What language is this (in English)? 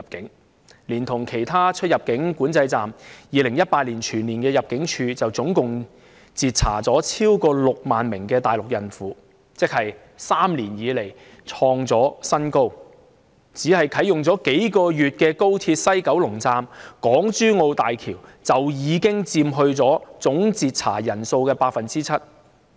Cantonese